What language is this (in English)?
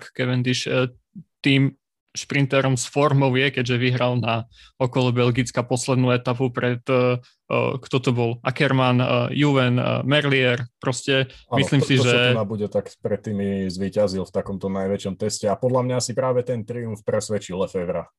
Slovak